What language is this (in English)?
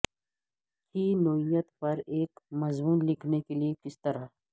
Urdu